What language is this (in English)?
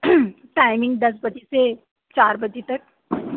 Urdu